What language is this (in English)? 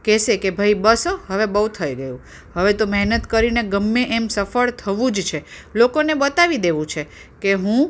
Gujarati